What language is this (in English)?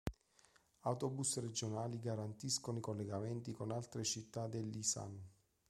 Italian